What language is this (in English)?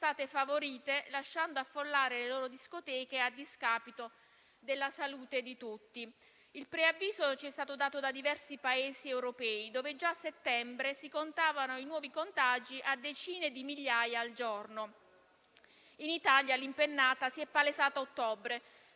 Italian